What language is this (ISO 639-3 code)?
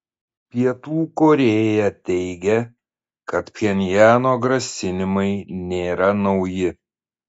lit